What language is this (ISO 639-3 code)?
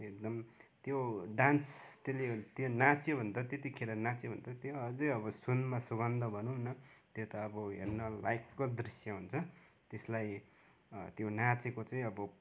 nep